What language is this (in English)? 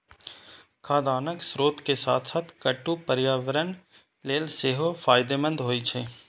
Maithili